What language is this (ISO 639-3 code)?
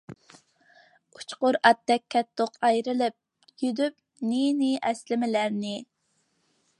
uig